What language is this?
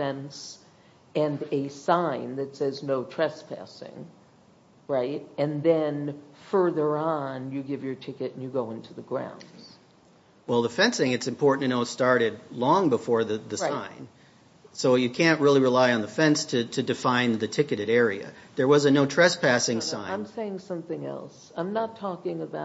English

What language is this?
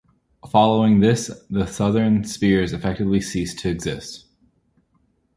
English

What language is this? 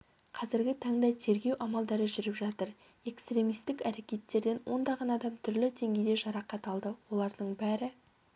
Kazakh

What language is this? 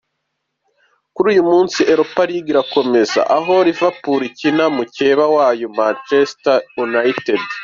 Kinyarwanda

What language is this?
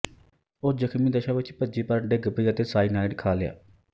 Punjabi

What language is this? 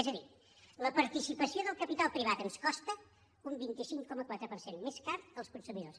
Catalan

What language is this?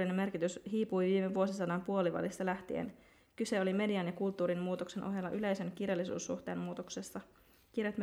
Finnish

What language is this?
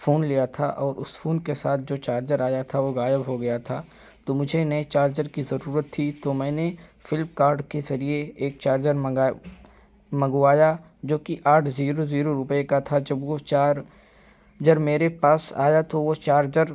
Urdu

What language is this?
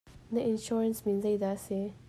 Hakha Chin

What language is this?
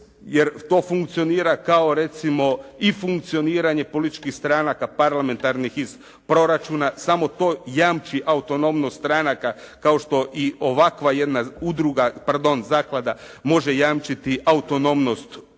Croatian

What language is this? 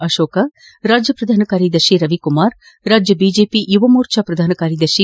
Kannada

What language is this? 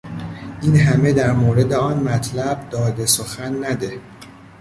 Persian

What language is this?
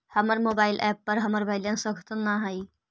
Magahi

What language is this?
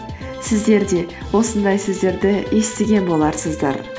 Kazakh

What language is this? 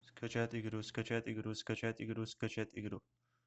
Russian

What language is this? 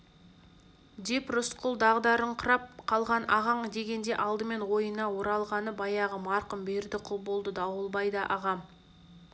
Kazakh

